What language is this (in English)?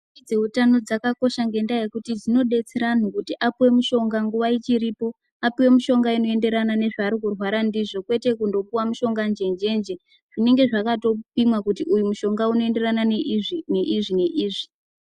Ndau